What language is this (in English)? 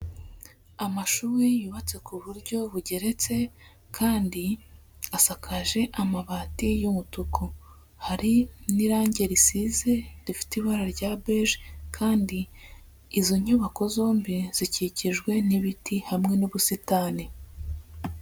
Kinyarwanda